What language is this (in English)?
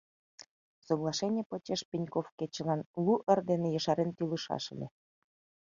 Mari